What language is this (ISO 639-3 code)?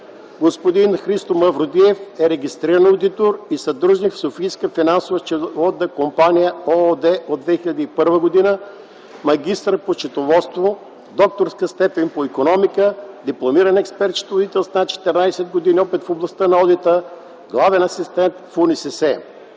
bul